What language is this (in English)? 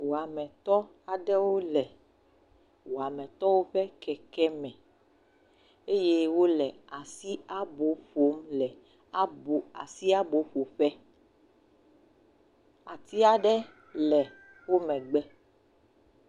Ewe